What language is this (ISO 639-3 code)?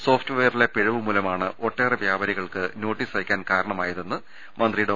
mal